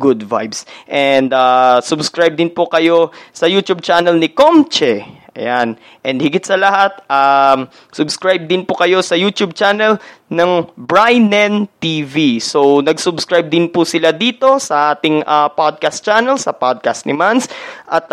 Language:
Filipino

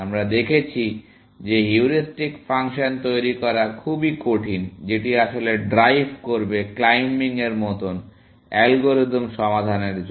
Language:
Bangla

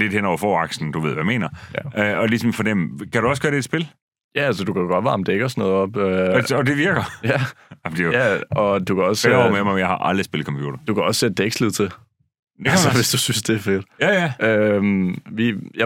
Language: Danish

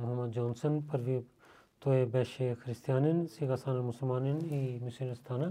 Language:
Bulgarian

